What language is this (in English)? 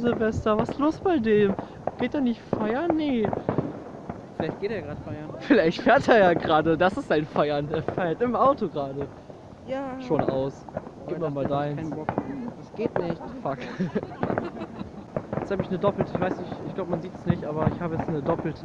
German